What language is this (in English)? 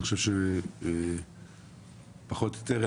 Hebrew